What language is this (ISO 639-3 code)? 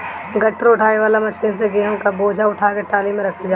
bho